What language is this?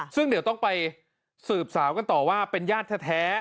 Thai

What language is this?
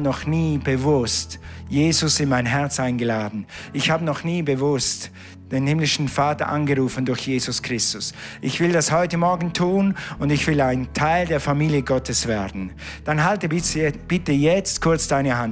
German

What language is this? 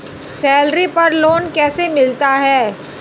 Hindi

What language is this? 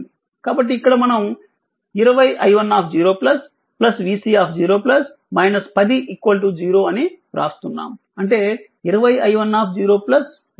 Telugu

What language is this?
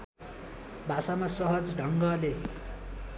Nepali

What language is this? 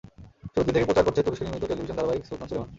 Bangla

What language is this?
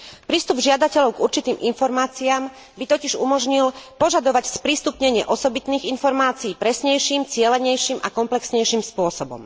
Slovak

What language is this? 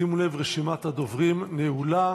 Hebrew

